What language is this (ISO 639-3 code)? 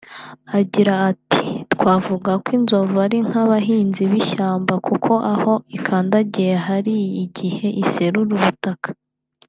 kin